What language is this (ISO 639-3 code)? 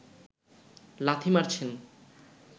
ben